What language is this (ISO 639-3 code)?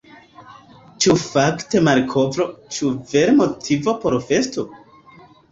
epo